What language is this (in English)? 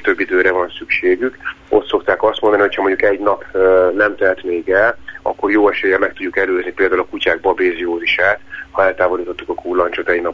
Hungarian